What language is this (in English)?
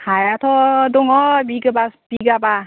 Bodo